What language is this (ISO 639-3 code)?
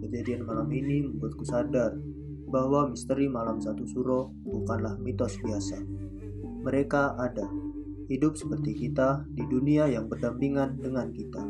ind